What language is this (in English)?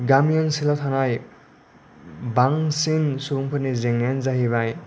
Bodo